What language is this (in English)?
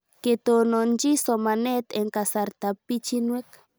Kalenjin